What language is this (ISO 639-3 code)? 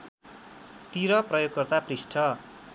nep